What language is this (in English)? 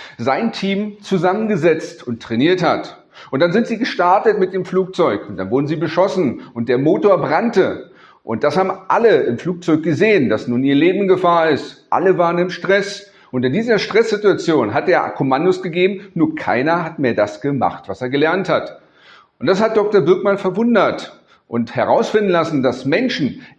German